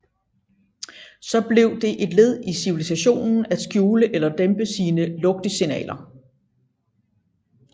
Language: Danish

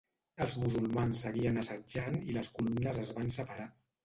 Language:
Catalan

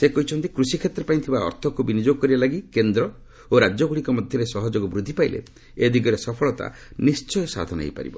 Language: Odia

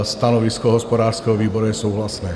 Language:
Czech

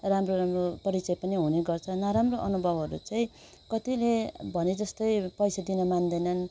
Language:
Nepali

